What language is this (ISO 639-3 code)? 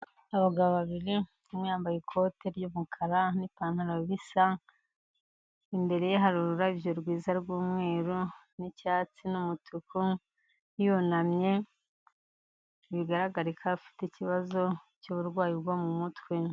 kin